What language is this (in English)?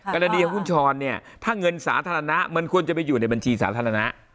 Thai